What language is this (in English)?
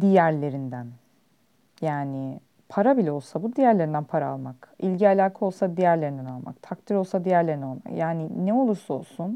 Turkish